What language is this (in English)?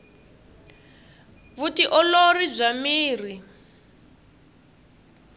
Tsonga